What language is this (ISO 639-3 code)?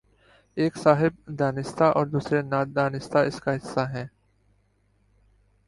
urd